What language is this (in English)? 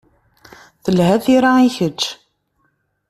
Kabyle